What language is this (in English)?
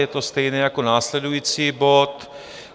Czech